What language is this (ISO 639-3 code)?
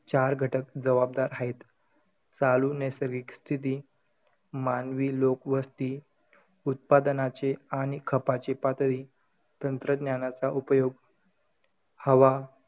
mar